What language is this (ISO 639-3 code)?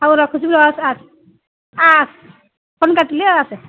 ori